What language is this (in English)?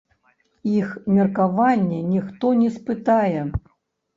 Belarusian